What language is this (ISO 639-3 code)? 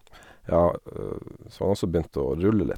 nor